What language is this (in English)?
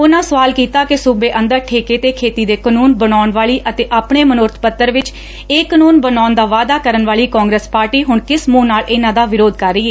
Punjabi